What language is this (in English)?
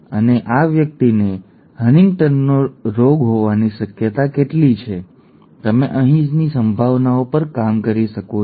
Gujarati